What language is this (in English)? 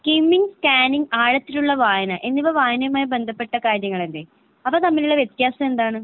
Malayalam